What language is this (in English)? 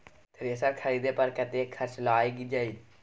Maithili